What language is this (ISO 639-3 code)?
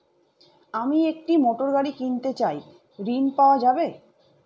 ben